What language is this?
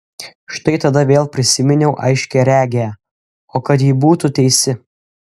Lithuanian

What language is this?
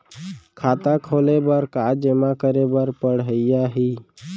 Chhattisgarhi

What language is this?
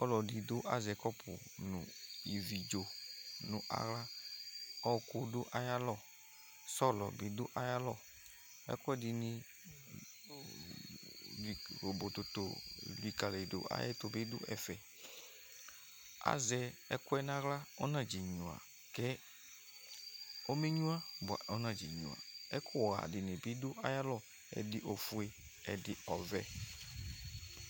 Ikposo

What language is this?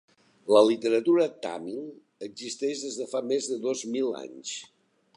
Catalan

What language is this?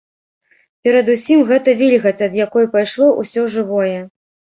Belarusian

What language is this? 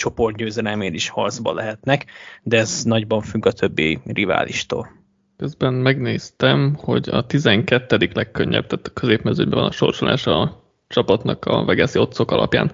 Hungarian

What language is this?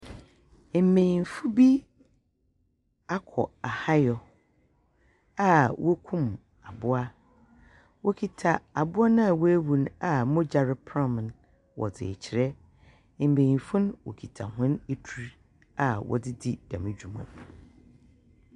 Akan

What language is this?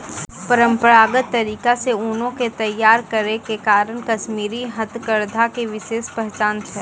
Maithili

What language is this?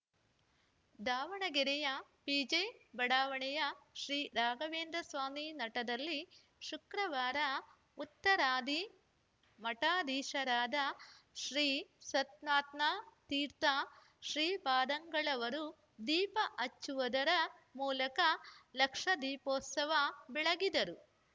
Kannada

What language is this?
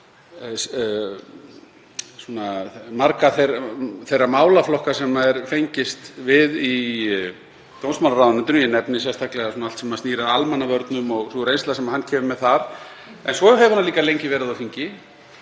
Icelandic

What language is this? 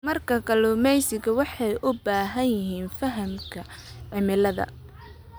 Somali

